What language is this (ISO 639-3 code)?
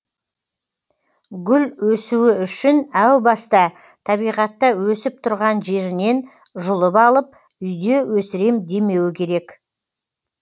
kaz